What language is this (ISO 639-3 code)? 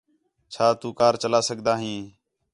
xhe